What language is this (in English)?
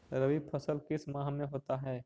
Magahi